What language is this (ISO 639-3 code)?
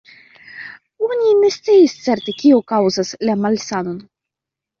epo